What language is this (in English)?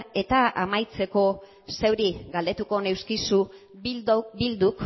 Basque